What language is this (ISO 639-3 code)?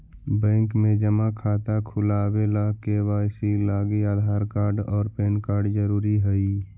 mag